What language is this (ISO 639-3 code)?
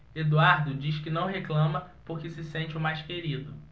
por